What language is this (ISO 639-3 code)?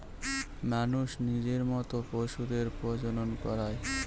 ben